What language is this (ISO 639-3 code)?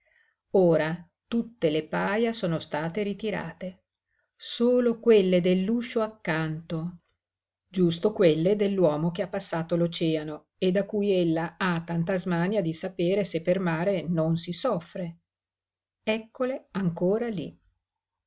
ita